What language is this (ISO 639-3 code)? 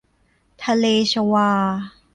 tha